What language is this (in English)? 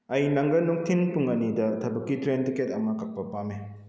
Manipuri